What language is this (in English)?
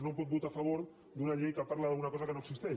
Catalan